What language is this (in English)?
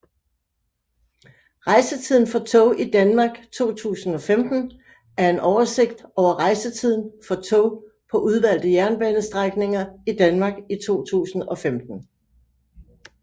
Danish